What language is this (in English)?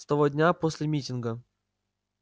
Russian